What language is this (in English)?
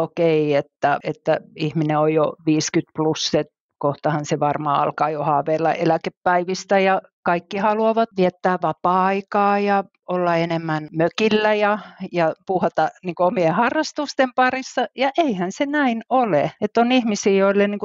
Finnish